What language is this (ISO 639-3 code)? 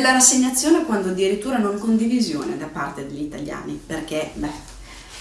ita